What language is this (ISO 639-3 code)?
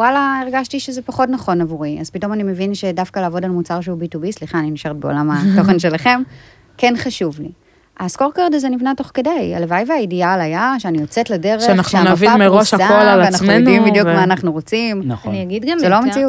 heb